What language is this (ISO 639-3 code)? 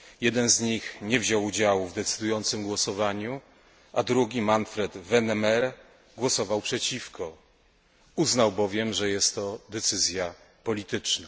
pol